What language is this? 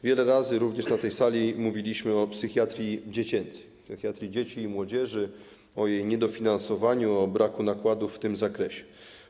Polish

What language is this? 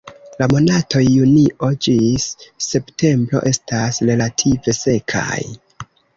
Esperanto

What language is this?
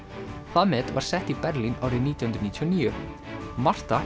Icelandic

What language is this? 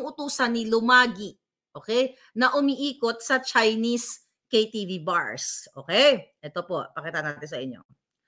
Filipino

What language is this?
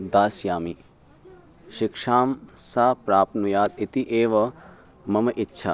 Sanskrit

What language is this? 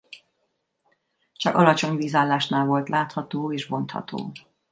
Hungarian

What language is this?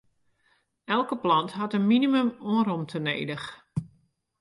Western Frisian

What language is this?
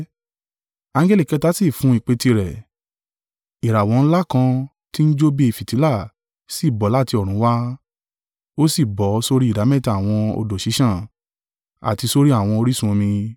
Yoruba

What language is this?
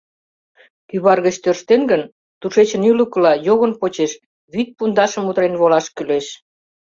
Mari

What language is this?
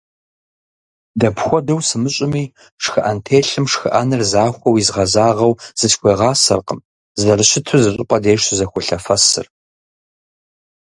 Kabardian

